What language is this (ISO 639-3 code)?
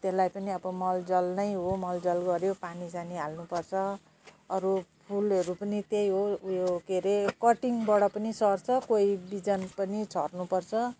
nep